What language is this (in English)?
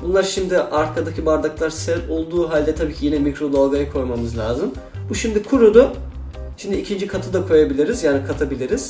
Turkish